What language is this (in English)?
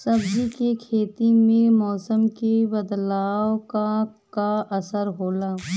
Bhojpuri